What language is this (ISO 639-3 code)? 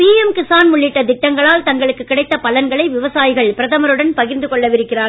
tam